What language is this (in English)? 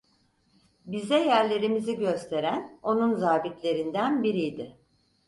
Turkish